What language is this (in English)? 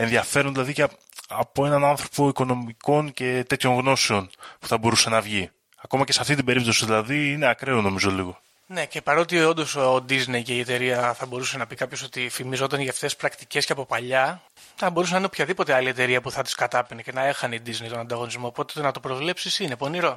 Greek